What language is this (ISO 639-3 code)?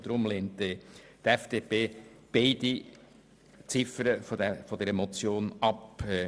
gsw